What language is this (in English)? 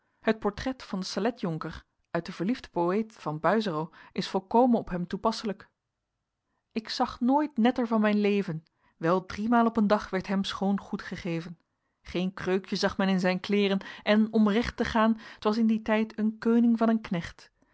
Dutch